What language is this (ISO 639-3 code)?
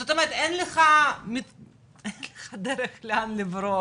heb